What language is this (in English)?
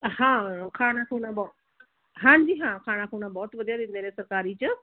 Punjabi